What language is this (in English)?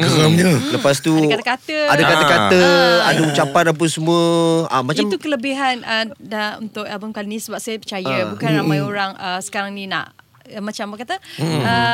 Malay